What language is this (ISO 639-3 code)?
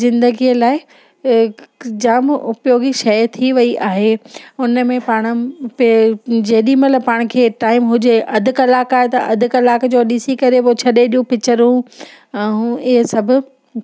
snd